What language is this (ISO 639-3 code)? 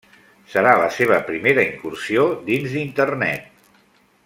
cat